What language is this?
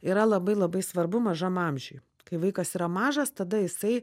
Lithuanian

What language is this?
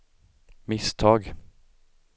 Swedish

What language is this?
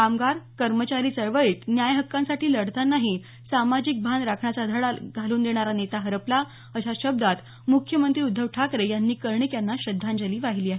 Marathi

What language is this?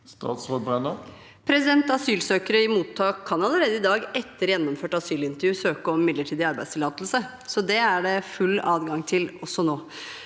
Norwegian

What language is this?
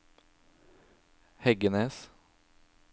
Norwegian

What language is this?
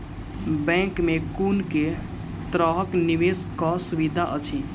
Maithili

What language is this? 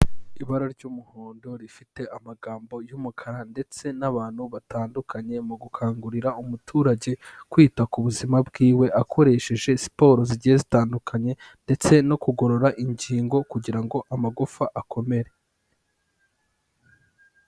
Kinyarwanda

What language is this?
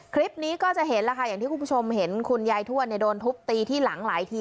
Thai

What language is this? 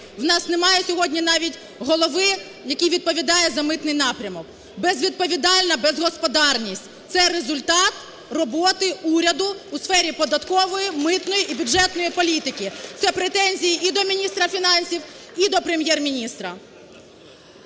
Ukrainian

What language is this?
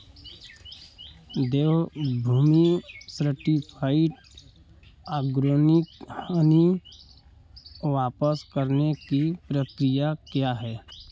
Hindi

